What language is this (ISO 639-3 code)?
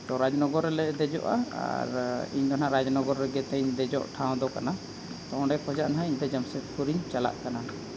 sat